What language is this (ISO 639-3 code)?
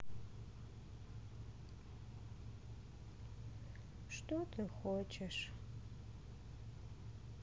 rus